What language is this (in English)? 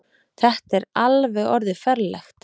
Icelandic